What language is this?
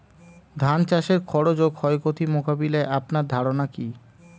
Bangla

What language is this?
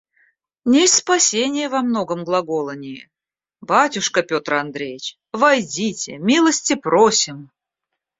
Russian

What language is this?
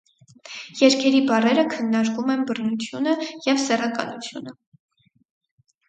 Armenian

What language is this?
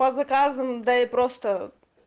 Russian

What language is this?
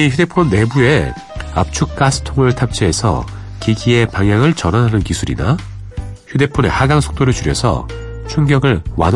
Korean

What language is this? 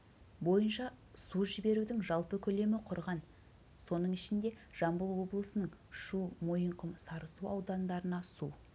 Kazakh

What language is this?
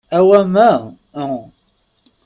Kabyle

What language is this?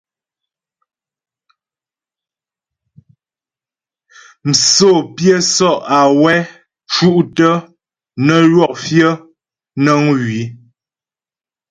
Ghomala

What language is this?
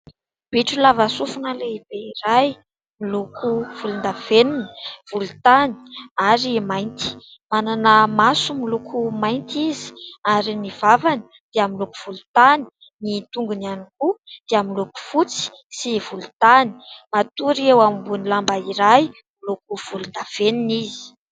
Malagasy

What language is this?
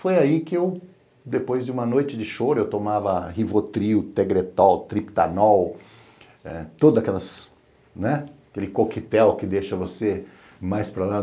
Portuguese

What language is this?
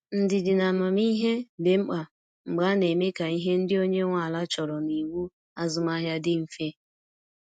Igbo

